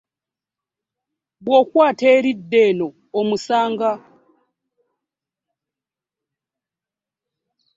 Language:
Ganda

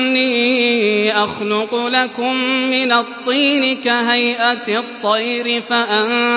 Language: Arabic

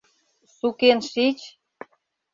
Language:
Mari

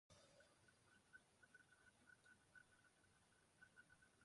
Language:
Swahili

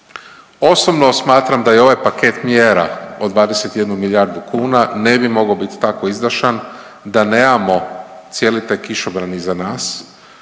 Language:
Croatian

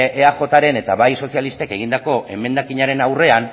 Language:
Basque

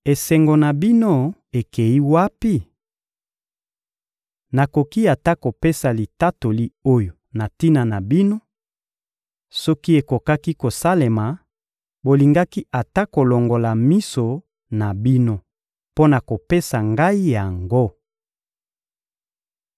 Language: Lingala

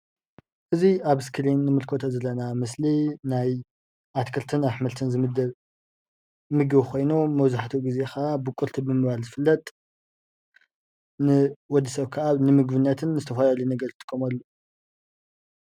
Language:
Tigrinya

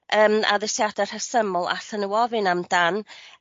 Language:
Welsh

